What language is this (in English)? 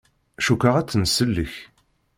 Kabyle